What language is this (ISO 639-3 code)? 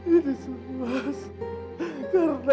ind